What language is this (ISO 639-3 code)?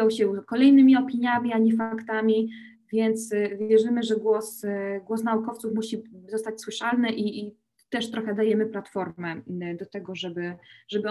pol